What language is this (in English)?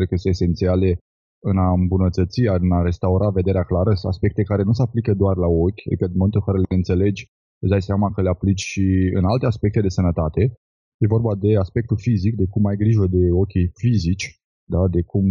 Romanian